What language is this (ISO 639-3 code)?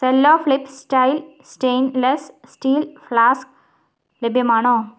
mal